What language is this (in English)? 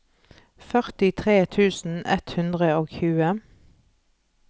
Norwegian